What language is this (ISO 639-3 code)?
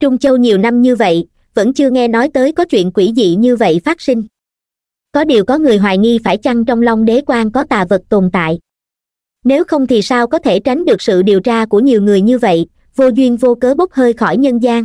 vie